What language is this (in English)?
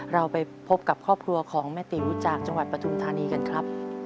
Thai